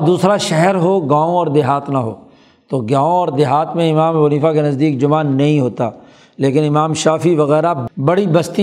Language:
Urdu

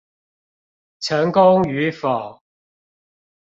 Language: Chinese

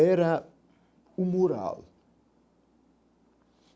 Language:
Portuguese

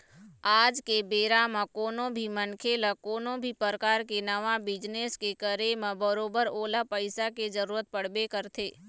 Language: Chhattisgarhi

